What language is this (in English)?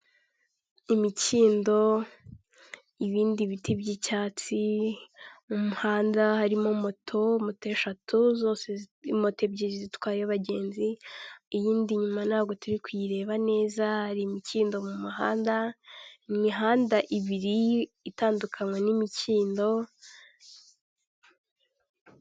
Kinyarwanda